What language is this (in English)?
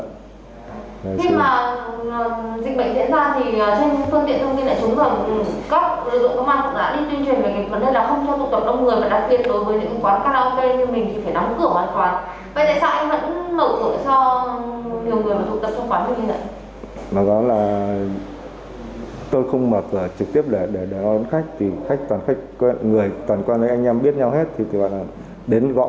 Vietnamese